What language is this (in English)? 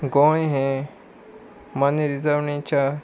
Konkani